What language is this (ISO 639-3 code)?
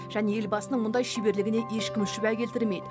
kaz